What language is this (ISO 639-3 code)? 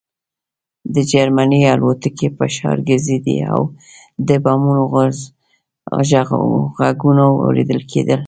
pus